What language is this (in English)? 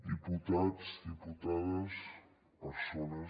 Catalan